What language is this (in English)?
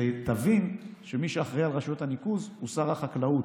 Hebrew